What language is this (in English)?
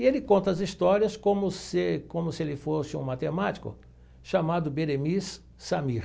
Portuguese